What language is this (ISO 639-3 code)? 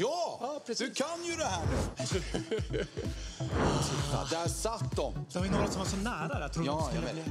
swe